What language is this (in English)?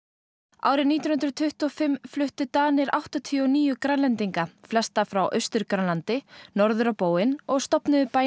Icelandic